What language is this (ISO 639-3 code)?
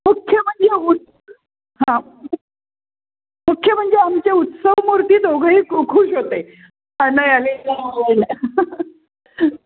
mar